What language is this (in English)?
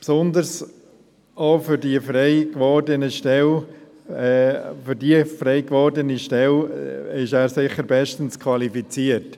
Swiss German